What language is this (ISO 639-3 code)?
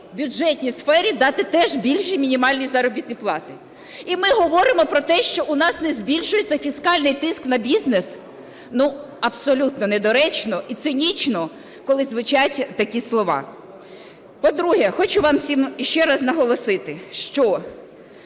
ukr